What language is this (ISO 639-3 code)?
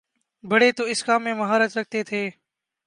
urd